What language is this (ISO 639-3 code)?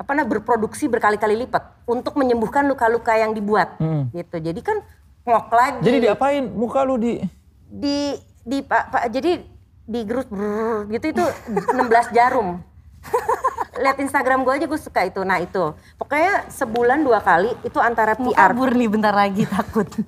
ind